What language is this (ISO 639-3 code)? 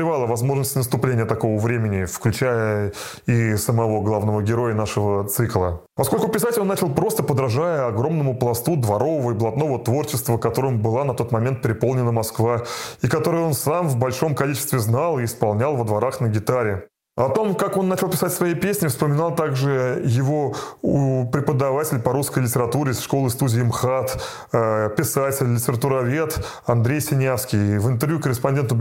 rus